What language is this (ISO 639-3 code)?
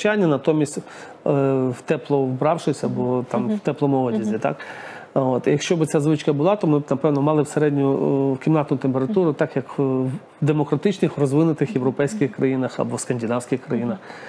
ukr